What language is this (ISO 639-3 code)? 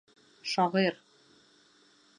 bak